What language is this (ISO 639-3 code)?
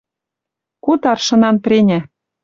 mrj